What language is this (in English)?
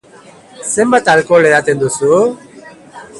Basque